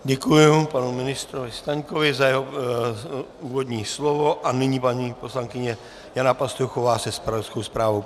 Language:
Czech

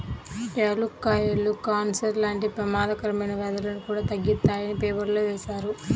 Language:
Telugu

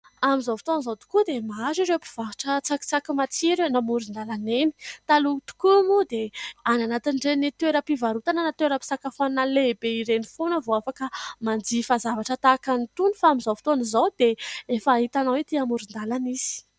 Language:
Malagasy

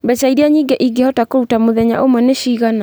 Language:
Kikuyu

